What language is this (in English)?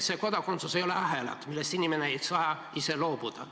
Estonian